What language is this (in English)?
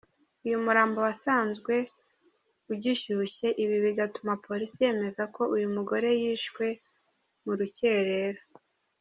Kinyarwanda